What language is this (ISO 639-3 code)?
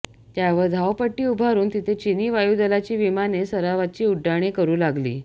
mar